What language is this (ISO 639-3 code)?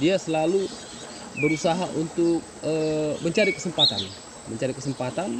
ind